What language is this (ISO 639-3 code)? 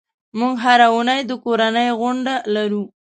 pus